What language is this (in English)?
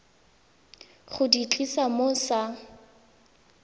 Tswana